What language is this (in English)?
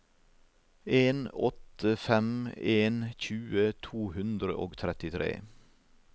Norwegian